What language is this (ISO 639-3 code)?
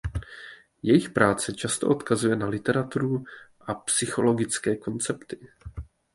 ces